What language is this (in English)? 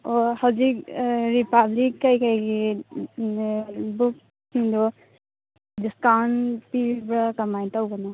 Manipuri